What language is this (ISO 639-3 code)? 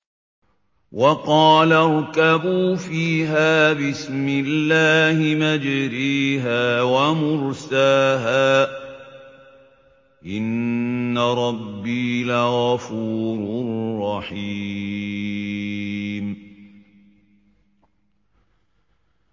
ara